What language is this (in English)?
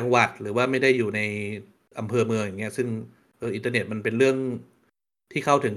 Thai